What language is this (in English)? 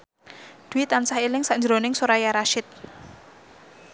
Javanese